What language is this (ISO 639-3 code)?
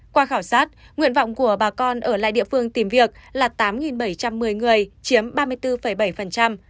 vie